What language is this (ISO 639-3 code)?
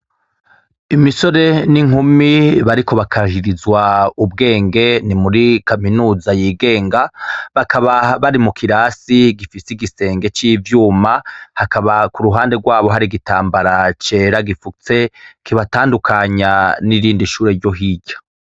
run